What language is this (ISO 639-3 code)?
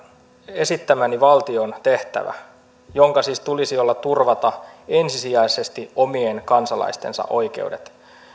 fin